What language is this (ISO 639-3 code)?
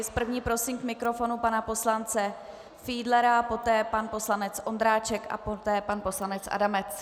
ces